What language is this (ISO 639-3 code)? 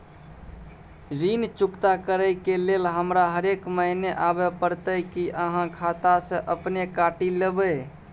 mai